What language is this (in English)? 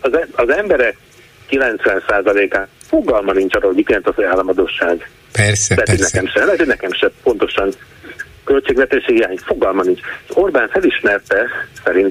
Hungarian